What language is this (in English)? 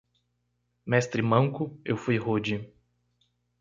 Portuguese